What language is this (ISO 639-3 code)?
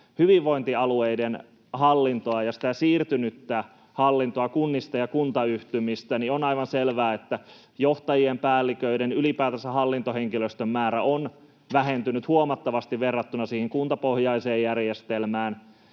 fin